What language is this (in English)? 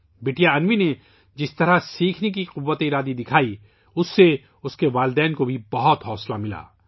Urdu